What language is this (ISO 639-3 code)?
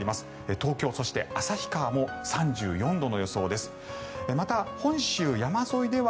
jpn